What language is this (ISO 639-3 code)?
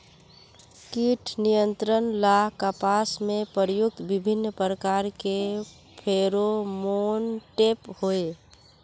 mag